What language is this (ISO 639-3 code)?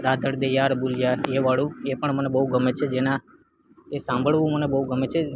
guj